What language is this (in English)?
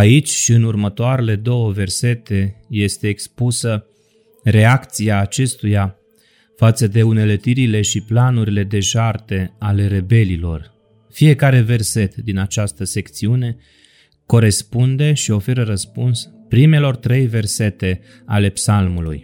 Romanian